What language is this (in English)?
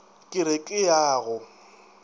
Northern Sotho